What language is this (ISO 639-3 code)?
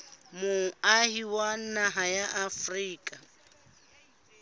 sot